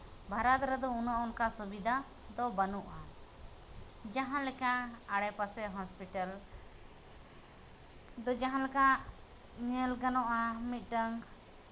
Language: Santali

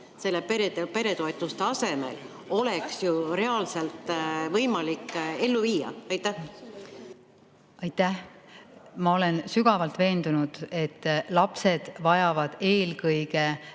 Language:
Estonian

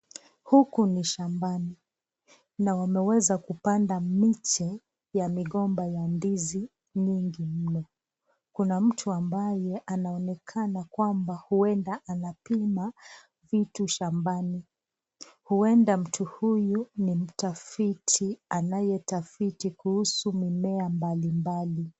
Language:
Swahili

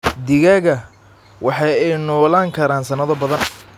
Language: Somali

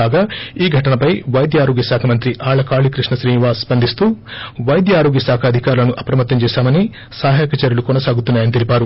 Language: Telugu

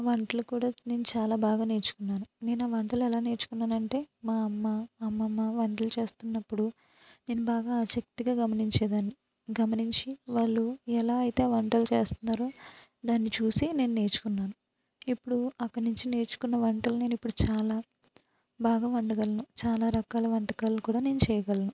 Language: Telugu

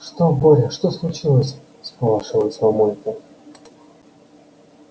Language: Russian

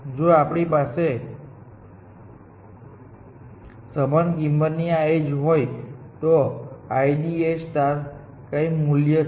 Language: Gujarati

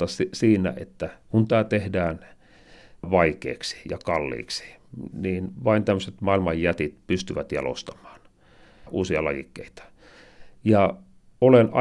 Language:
Finnish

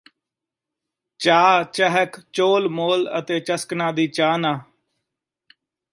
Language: Punjabi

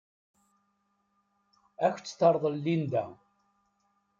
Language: Kabyle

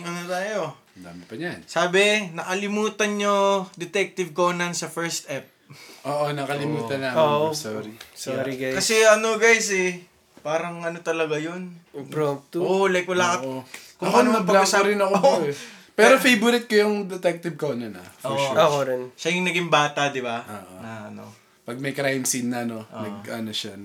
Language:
Filipino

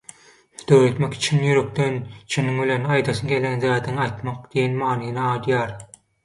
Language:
Turkmen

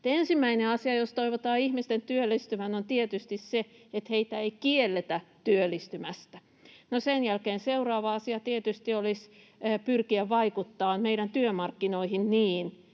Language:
Finnish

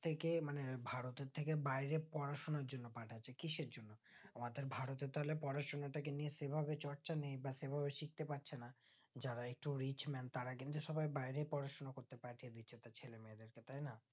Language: Bangla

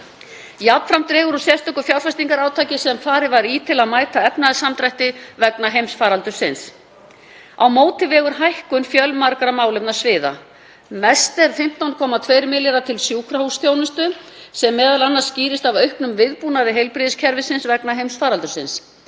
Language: Icelandic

